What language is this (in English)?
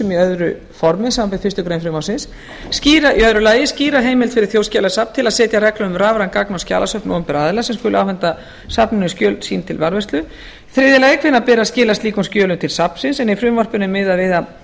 Icelandic